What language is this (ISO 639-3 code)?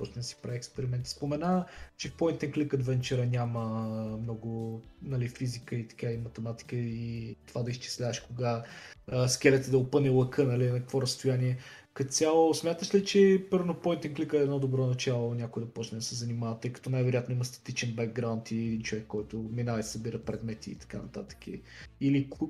bul